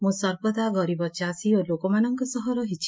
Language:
Odia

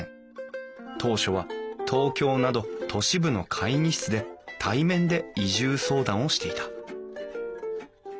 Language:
Japanese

